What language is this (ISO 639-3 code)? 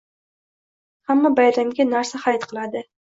uzb